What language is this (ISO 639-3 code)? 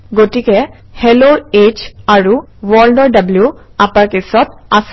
asm